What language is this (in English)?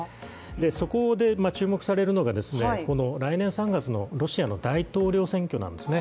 Japanese